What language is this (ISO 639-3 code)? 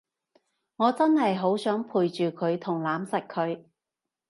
yue